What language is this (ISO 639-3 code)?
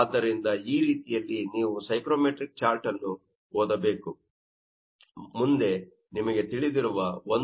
kan